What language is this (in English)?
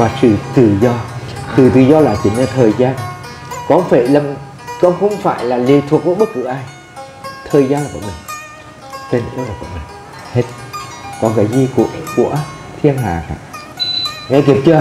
Vietnamese